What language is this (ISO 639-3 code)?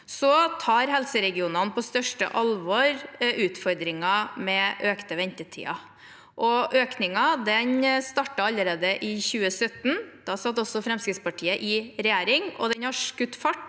nor